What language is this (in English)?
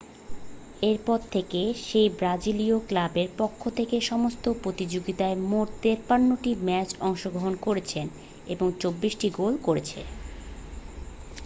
Bangla